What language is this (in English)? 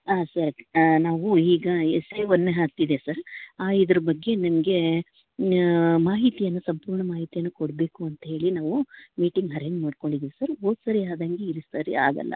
Kannada